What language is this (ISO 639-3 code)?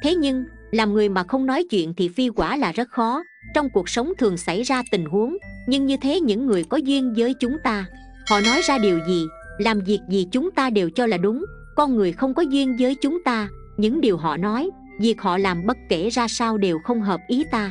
vie